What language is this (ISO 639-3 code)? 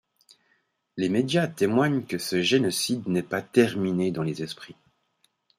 fra